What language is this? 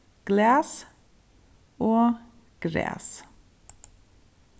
Faroese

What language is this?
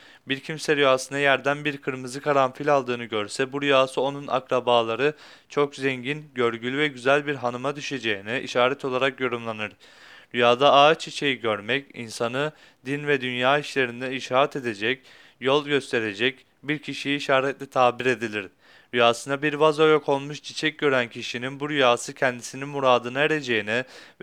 Turkish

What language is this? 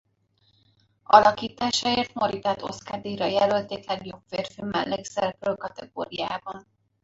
Hungarian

